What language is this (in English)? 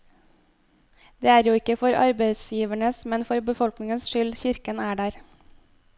Norwegian